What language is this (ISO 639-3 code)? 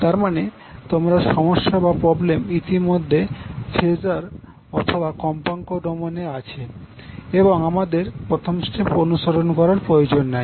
ben